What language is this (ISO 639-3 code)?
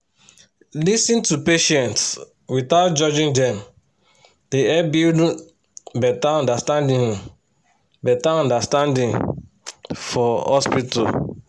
pcm